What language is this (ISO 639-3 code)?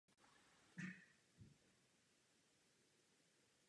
ces